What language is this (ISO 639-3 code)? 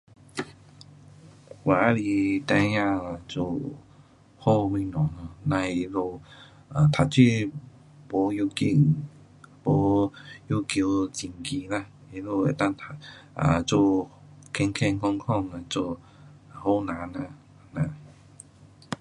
cpx